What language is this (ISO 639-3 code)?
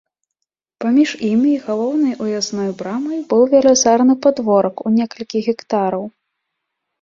bel